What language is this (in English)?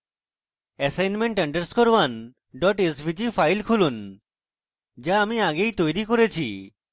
Bangla